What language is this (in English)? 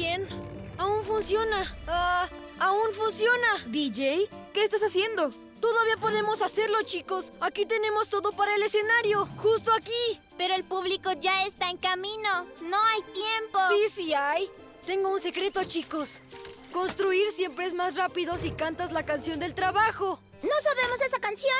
Spanish